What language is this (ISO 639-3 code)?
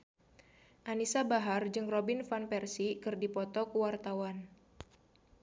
sun